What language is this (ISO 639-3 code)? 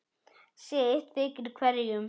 isl